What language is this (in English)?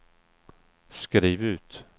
Swedish